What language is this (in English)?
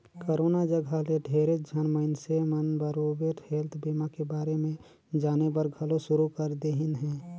Chhattisgarhi